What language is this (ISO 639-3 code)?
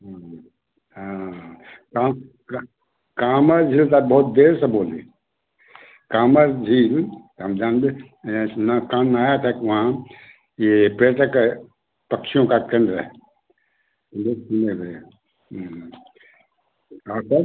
hin